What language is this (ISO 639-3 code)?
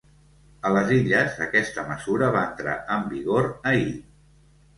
cat